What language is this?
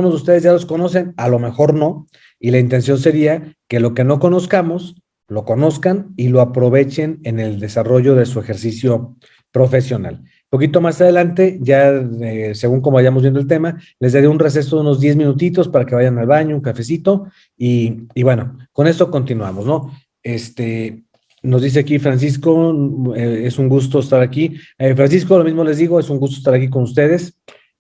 Spanish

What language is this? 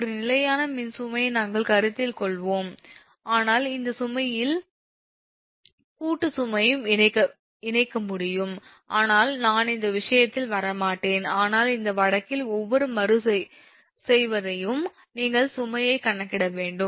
Tamil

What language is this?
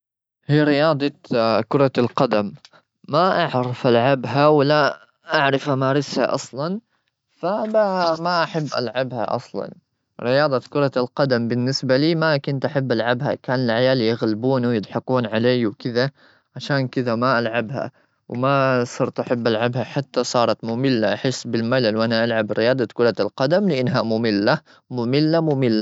Gulf Arabic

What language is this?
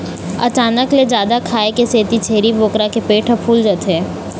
Chhattisgarhi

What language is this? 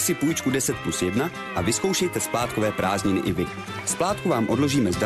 Czech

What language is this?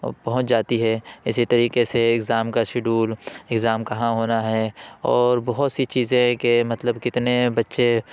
Urdu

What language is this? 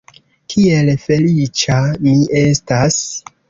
Esperanto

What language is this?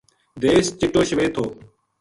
Gujari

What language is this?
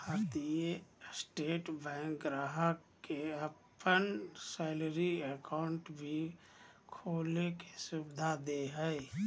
Magahi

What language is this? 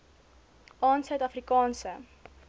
Afrikaans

